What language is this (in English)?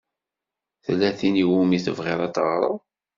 Kabyle